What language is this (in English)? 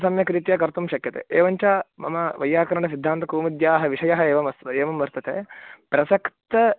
Sanskrit